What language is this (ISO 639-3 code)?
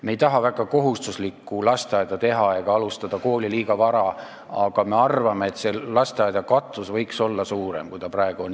est